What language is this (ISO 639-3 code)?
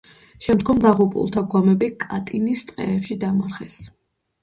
kat